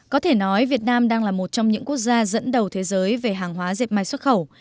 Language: Vietnamese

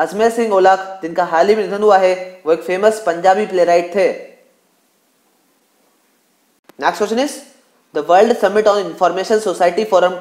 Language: Hindi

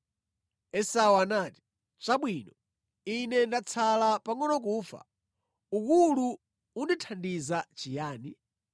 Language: Nyanja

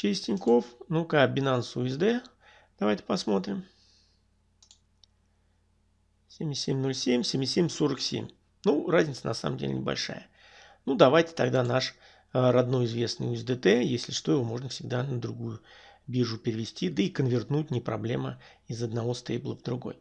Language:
Russian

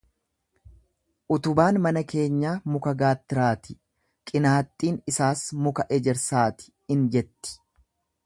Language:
Oromo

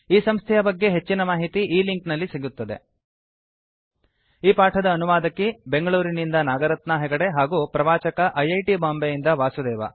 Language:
Kannada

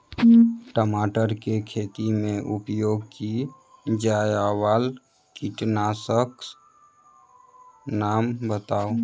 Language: Maithili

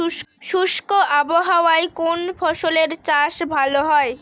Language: Bangla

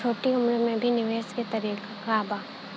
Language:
Bhojpuri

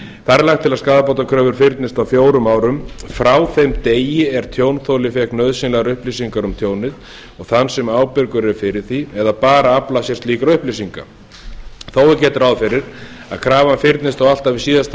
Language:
Icelandic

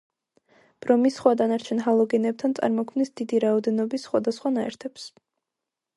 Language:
Georgian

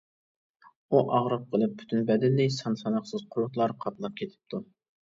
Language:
Uyghur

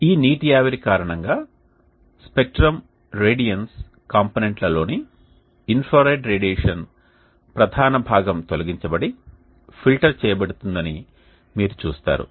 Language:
Telugu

